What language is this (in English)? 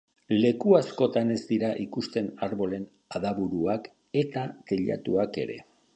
Basque